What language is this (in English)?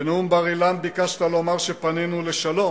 Hebrew